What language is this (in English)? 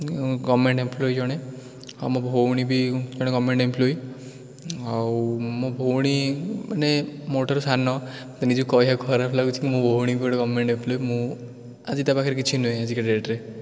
Odia